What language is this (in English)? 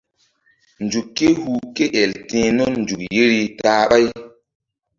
Mbum